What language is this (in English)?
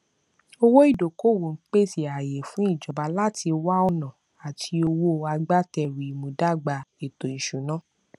Yoruba